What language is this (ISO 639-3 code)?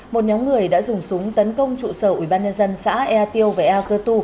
vie